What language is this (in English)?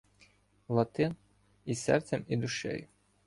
Ukrainian